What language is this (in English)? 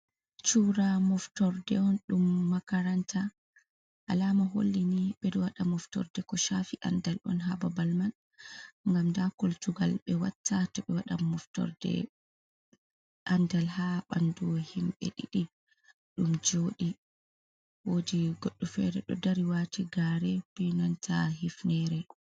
Fula